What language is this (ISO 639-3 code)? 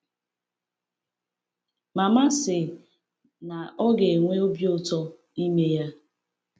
ibo